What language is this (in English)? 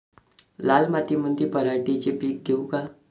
Marathi